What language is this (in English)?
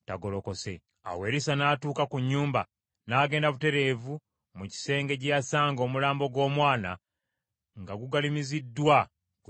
Ganda